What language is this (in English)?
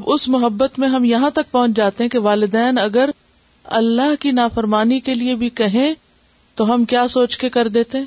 Urdu